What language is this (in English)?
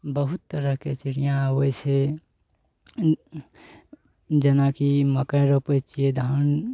Maithili